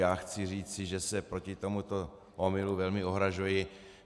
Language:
Czech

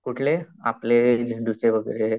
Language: Marathi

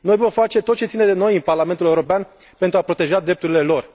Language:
Romanian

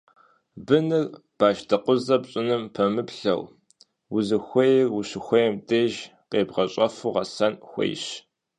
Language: Kabardian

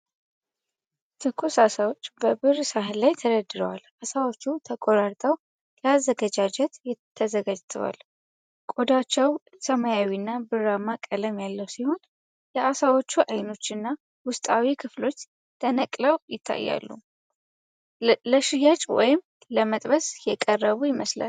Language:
Amharic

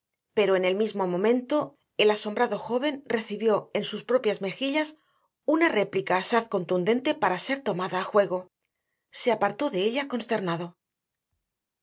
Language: Spanish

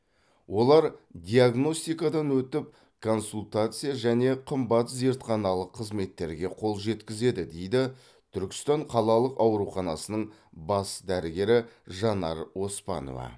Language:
Kazakh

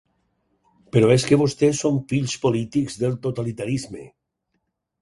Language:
Catalan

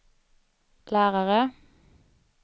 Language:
Swedish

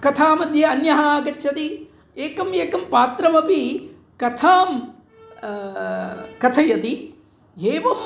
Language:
Sanskrit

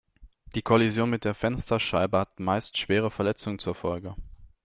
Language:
German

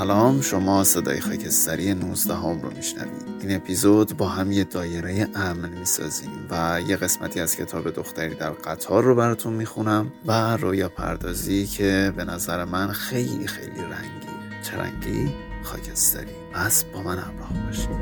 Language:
Persian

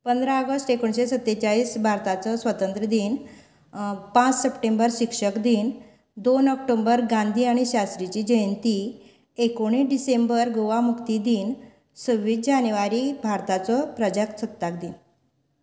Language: Konkani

